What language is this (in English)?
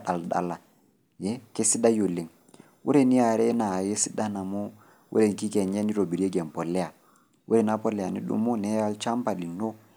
Masai